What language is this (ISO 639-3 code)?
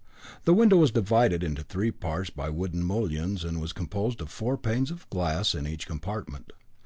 eng